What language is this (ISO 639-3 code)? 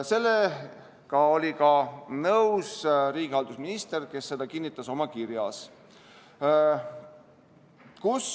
est